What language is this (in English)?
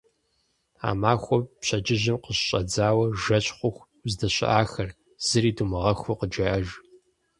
Kabardian